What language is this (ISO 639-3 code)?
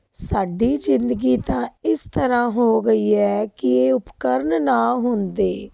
pan